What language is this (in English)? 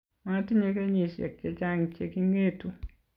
Kalenjin